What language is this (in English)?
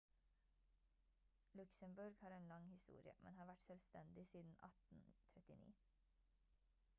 Norwegian Bokmål